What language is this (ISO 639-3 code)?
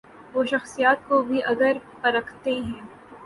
urd